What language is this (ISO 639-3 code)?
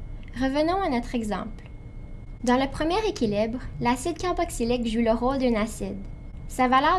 fra